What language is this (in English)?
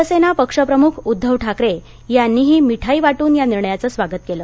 Marathi